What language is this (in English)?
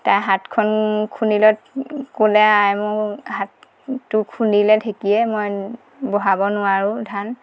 Assamese